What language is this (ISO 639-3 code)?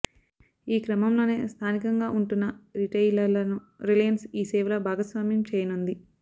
tel